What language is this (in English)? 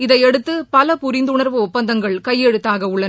Tamil